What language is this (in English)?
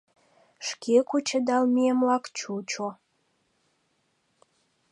Mari